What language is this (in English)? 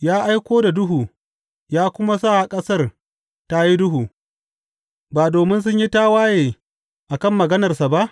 Hausa